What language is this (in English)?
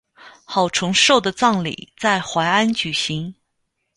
Chinese